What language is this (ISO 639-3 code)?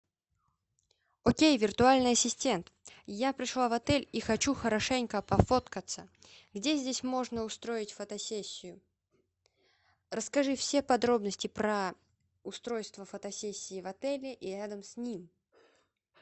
rus